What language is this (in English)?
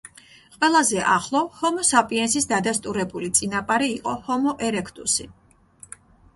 Georgian